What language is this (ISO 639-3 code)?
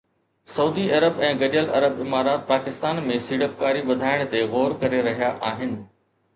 snd